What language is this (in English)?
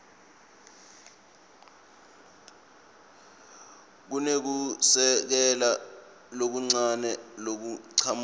Swati